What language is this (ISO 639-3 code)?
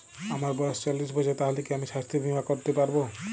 ben